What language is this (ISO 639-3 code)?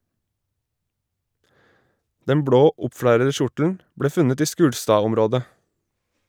nor